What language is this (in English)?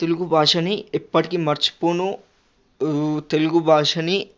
Telugu